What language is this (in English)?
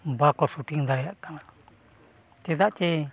Santali